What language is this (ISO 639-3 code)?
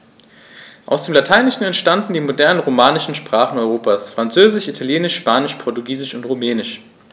deu